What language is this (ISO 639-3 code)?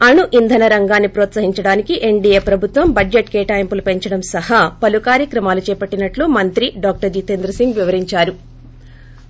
tel